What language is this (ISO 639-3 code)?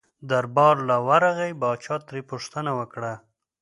pus